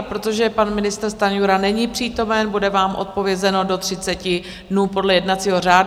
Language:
Czech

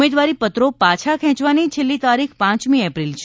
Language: Gujarati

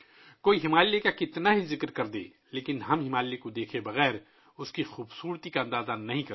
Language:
Urdu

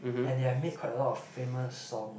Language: English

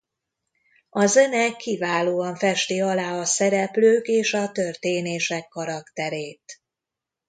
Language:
Hungarian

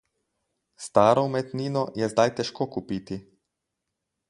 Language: Slovenian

